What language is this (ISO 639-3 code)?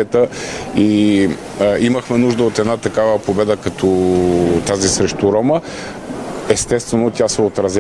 bul